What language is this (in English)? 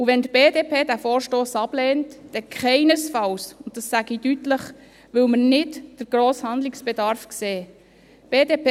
Swiss German